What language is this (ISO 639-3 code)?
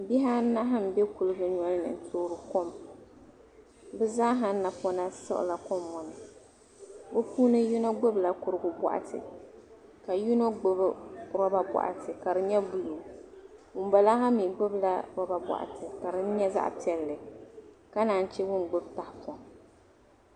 dag